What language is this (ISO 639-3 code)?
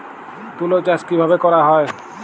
ben